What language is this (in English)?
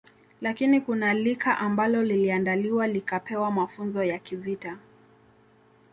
Swahili